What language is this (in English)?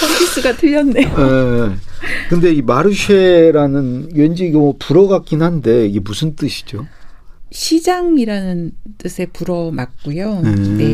Korean